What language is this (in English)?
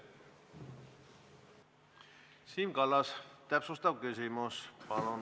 Estonian